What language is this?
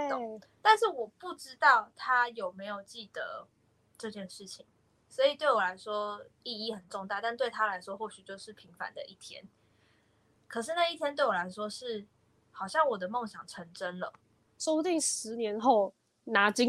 Chinese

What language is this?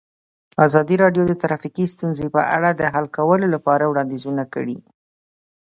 Pashto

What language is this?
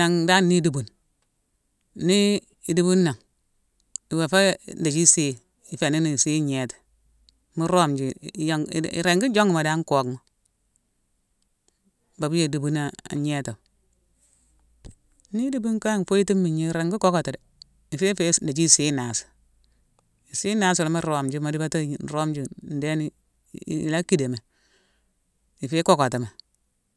Mansoanka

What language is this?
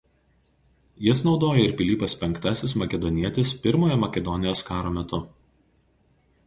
Lithuanian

